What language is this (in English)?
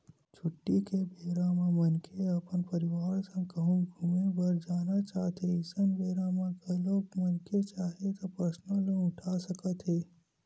Chhattisgarhi